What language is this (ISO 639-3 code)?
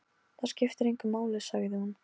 isl